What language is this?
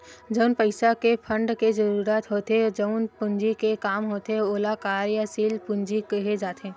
Chhattisgarhi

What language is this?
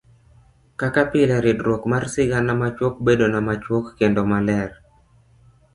Luo (Kenya and Tanzania)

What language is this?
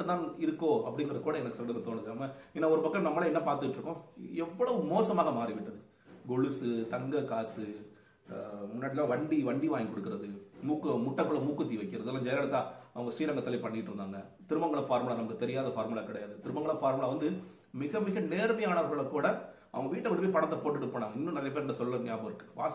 Tamil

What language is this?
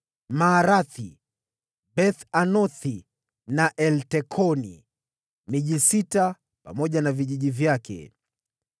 Swahili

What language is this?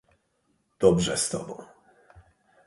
Polish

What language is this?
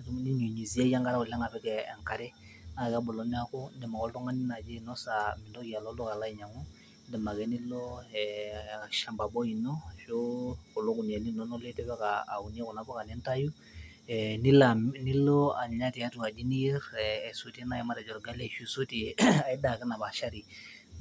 Masai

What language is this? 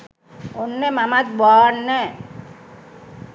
Sinhala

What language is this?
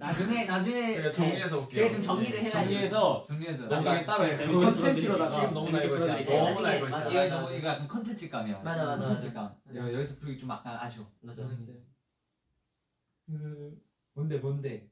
Korean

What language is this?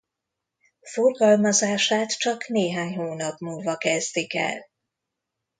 Hungarian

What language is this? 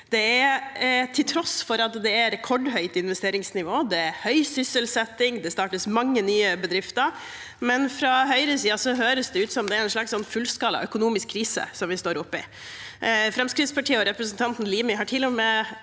Norwegian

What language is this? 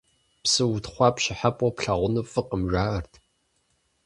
Kabardian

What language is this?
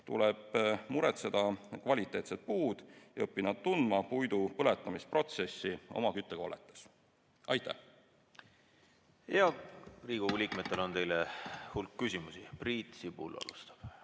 Estonian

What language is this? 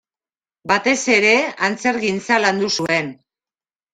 Basque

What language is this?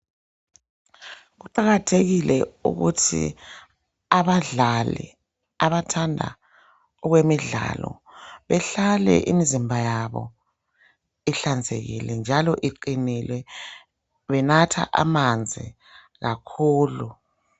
North Ndebele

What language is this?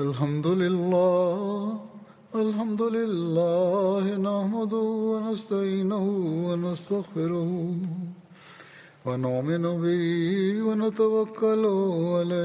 Swahili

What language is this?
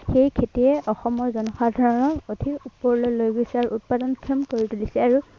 Assamese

